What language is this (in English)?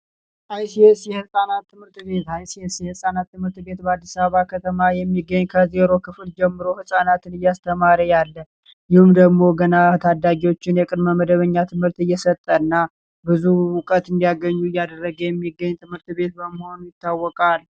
Amharic